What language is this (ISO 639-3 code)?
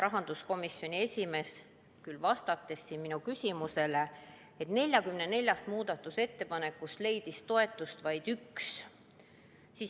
est